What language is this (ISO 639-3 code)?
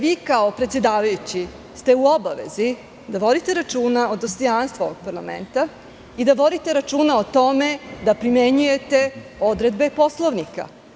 srp